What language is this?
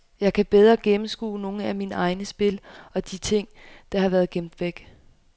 Danish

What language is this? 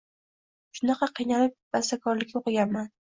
Uzbek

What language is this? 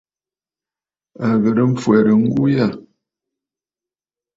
Bafut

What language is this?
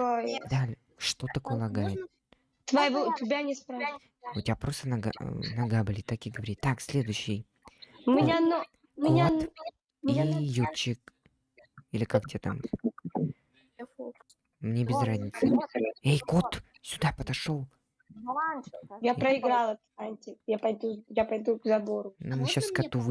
Russian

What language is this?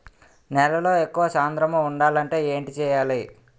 Telugu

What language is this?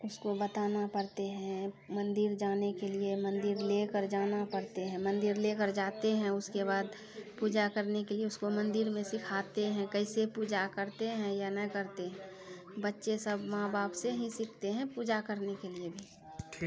Maithili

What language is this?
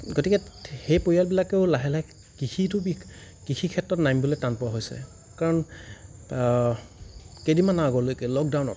Assamese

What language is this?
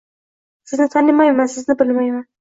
Uzbek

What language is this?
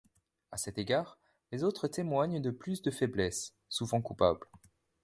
French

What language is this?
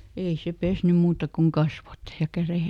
Finnish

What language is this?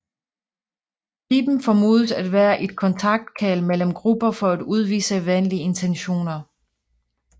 Danish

